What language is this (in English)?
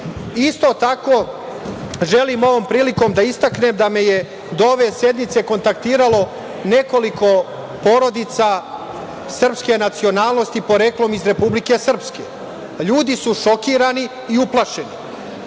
Serbian